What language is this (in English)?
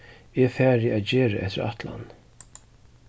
Faroese